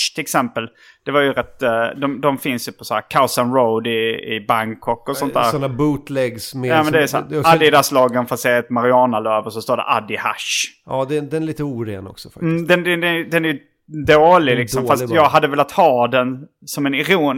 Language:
Swedish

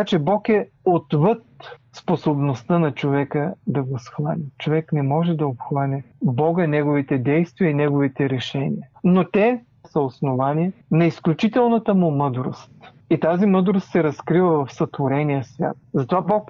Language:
Bulgarian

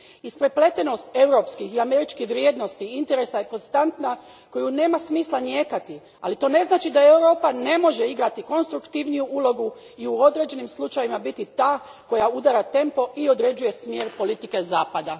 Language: Croatian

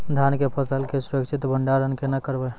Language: Maithili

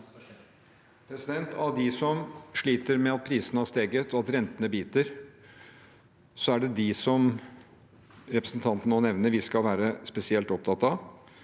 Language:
Norwegian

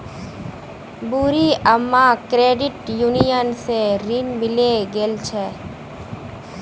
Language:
Magahi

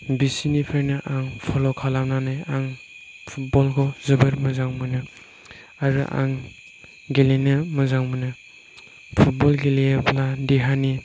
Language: Bodo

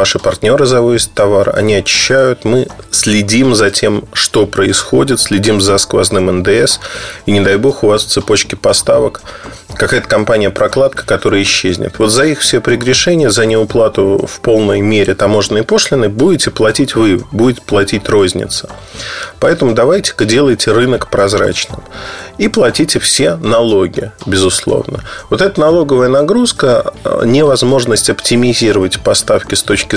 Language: Russian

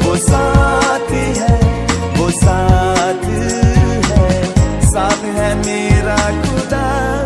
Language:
Hindi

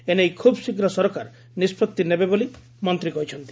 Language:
Odia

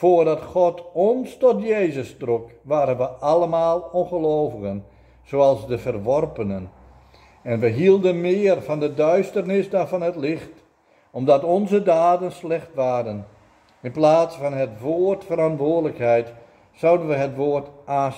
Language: Dutch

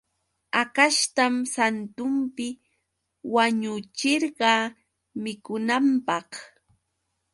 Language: Yauyos Quechua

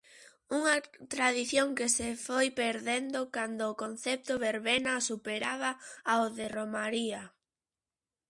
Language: Galician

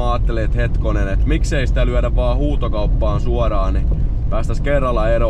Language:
Finnish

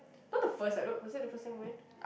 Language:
English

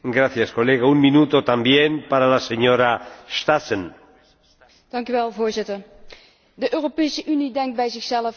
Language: Dutch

